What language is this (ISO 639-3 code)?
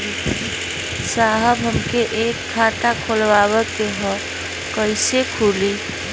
bho